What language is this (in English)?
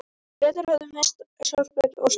Icelandic